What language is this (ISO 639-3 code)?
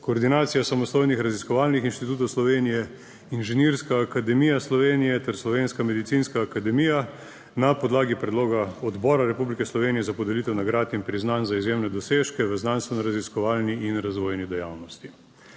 slv